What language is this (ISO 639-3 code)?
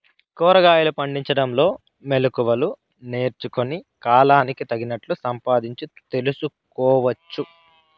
tel